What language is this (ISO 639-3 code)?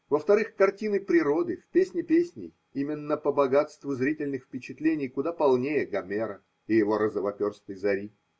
rus